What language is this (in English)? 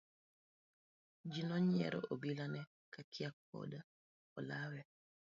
Luo (Kenya and Tanzania)